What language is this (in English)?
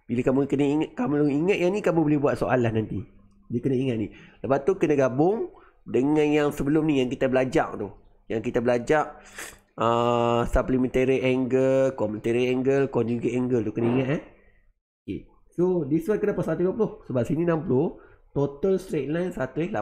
Malay